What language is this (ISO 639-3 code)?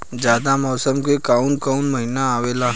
bho